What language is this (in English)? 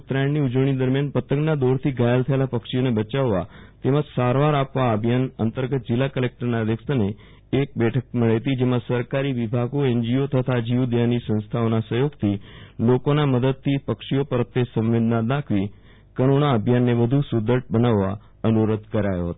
Gujarati